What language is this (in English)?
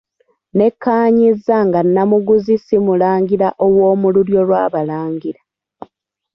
Ganda